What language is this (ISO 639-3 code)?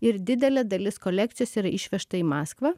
lit